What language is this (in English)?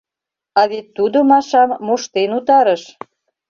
Mari